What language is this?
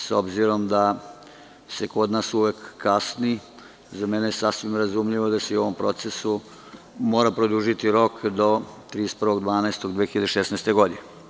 Serbian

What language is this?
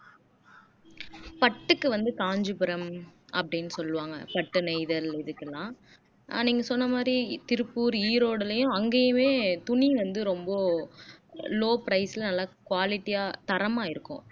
Tamil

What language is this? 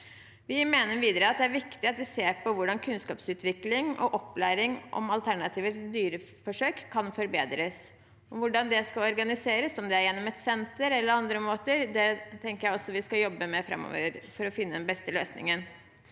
Norwegian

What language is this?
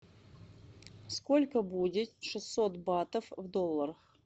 Russian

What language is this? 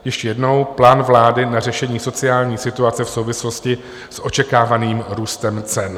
Czech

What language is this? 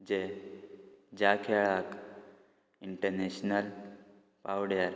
Konkani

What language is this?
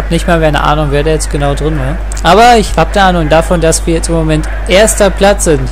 German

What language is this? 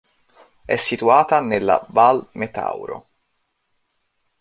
Italian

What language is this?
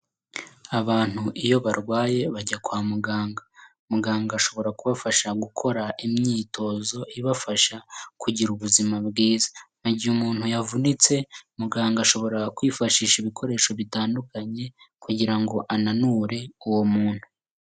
Kinyarwanda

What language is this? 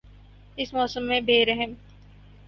Urdu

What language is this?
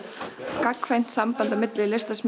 Icelandic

